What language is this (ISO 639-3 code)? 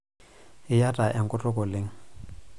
mas